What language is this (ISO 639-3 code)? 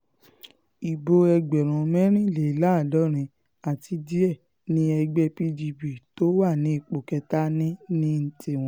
yor